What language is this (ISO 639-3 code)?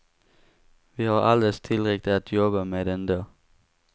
swe